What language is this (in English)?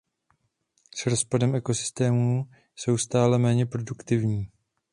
Czech